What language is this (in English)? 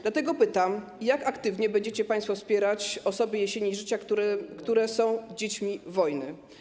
Polish